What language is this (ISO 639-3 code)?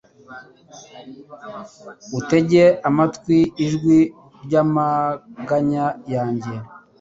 kin